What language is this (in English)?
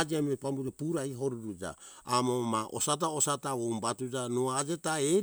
Hunjara-Kaina Ke